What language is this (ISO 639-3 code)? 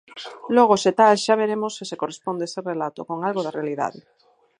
glg